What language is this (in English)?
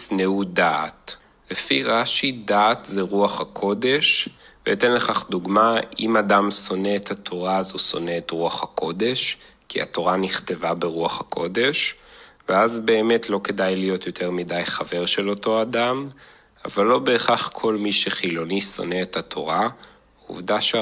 Hebrew